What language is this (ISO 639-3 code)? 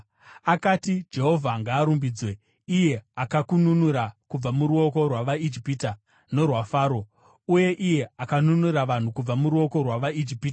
sna